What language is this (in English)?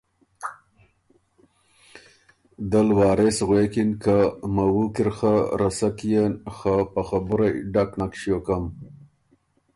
Ormuri